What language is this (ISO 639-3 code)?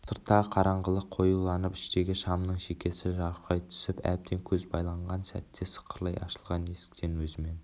kaz